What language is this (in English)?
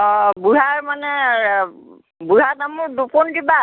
Assamese